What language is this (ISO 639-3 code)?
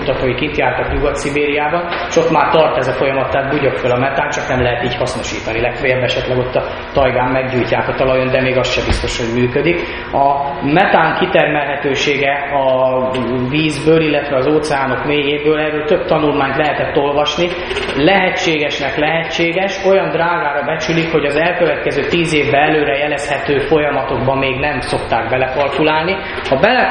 hun